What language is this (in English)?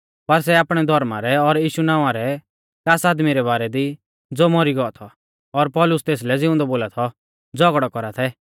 Mahasu Pahari